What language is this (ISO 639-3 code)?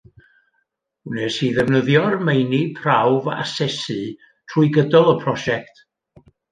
cym